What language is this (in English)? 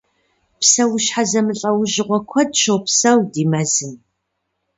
Kabardian